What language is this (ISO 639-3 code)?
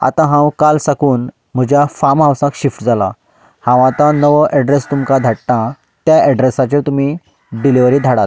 kok